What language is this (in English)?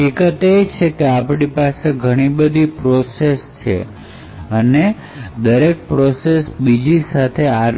Gujarati